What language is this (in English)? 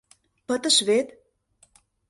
Mari